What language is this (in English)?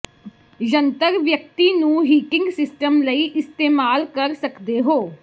Punjabi